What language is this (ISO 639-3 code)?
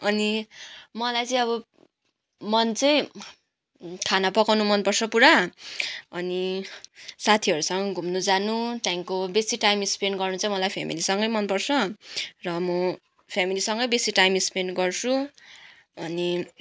nep